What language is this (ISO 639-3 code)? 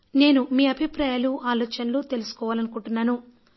tel